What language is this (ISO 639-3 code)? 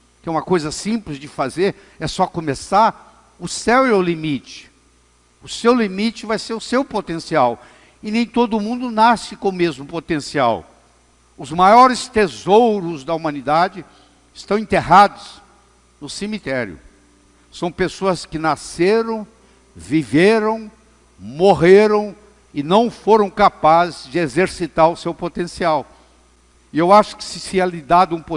por